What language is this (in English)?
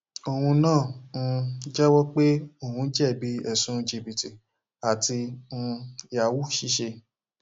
Yoruba